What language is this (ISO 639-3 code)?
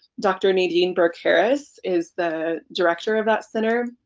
eng